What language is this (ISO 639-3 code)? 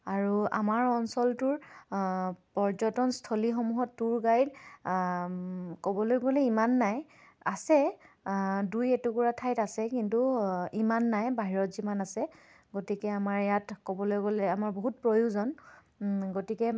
asm